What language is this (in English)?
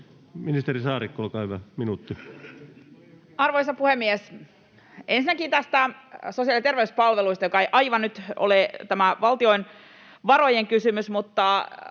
Finnish